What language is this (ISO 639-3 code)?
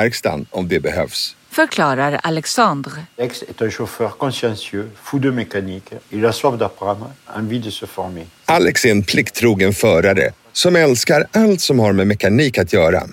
swe